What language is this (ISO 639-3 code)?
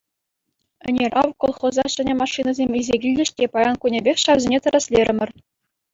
chv